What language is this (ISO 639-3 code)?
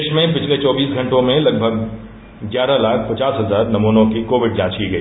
hin